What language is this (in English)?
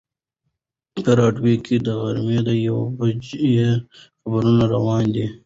Pashto